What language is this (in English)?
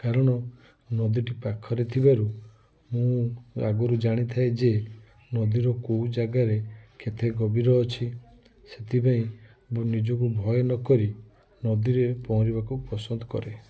Odia